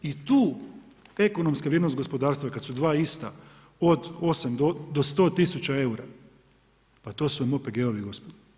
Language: Croatian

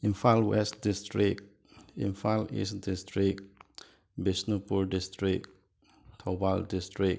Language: Manipuri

